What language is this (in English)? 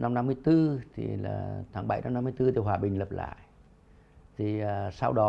Vietnamese